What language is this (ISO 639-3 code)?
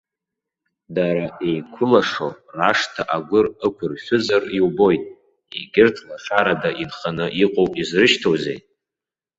abk